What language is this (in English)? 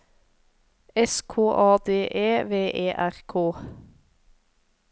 Norwegian